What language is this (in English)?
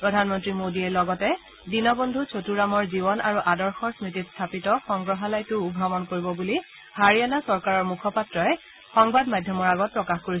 Assamese